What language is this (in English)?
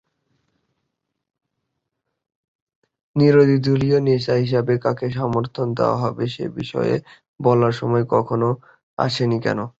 Bangla